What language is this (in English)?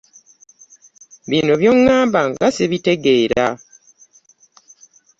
Ganda